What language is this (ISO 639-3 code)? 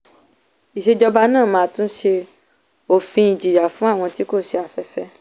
yor